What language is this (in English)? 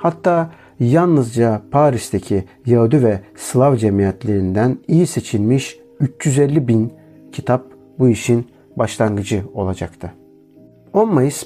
Turkish